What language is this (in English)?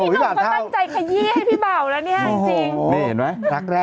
Thai